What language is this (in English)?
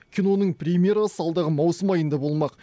Kazakh